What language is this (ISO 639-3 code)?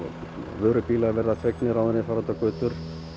isl